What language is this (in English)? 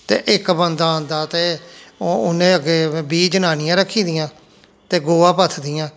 Dogri